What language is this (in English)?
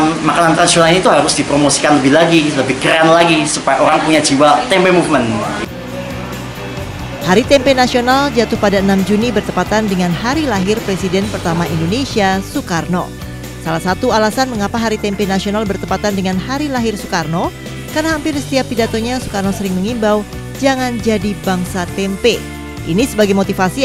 Indonesian